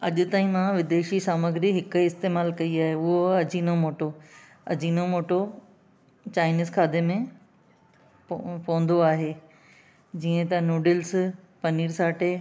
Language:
Sindhi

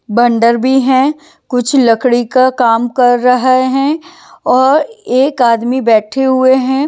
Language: Hindi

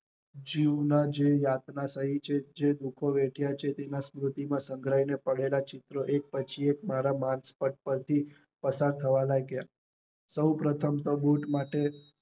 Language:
Gujarati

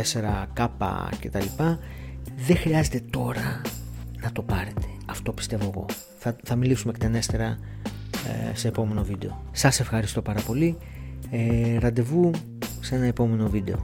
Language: Greek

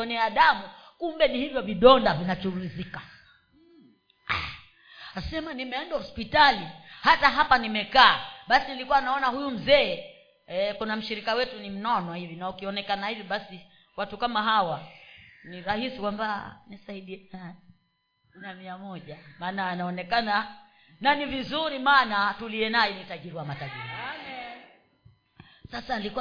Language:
Swahili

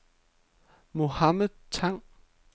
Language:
Danish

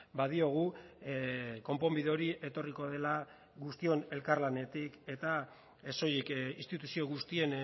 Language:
Basque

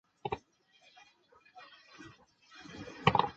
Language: Chinese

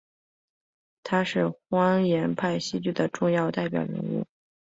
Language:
Chinese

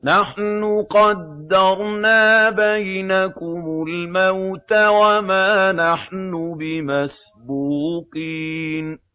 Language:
Arabic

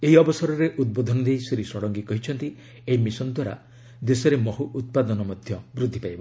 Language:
Odia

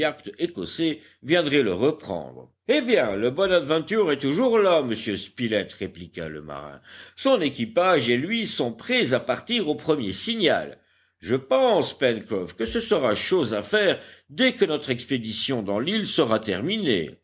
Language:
French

